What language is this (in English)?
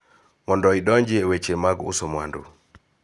Luo (Kenya and Tanzania)